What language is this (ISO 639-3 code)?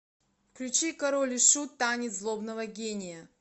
rus